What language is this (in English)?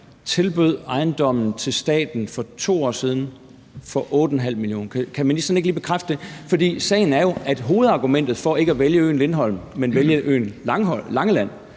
Danish